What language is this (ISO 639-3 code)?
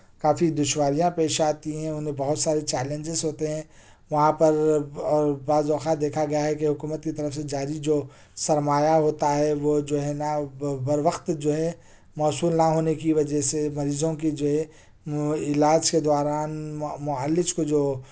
urd